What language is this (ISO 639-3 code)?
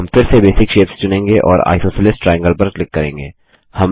hin